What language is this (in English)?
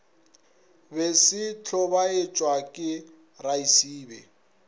Northern Sotho